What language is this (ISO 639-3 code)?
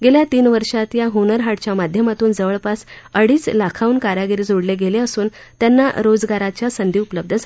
mar